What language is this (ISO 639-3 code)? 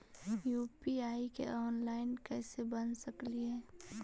mag